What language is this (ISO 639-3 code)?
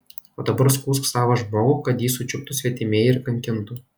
lit